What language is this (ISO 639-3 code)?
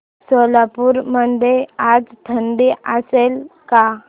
mar